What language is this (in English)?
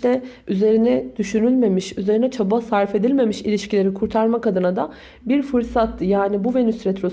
Turkish